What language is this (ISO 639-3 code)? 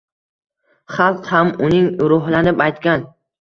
uzb